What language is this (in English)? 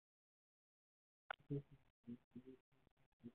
Mongolian